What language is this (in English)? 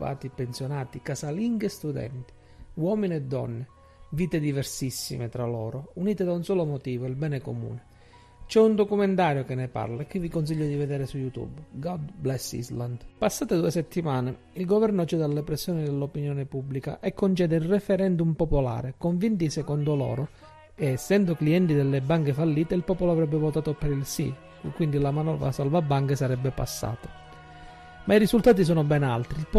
Italian